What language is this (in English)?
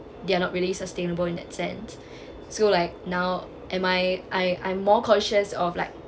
English